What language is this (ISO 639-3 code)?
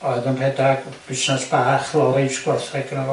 cym